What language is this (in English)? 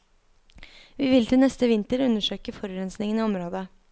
Norwegian